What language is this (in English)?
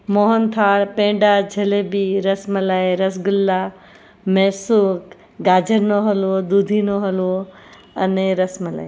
Gujarati